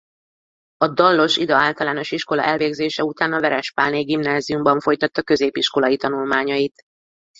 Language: Hungarian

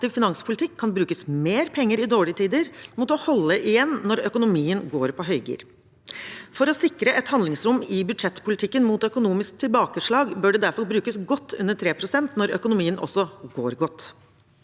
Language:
Norwegian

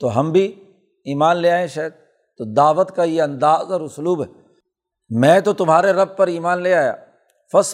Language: Urdu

